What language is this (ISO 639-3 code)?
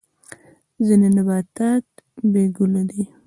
pus